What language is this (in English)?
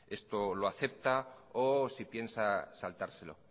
Spanish